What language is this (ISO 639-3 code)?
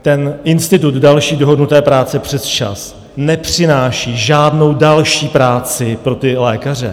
ces